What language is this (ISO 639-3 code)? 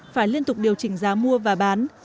vie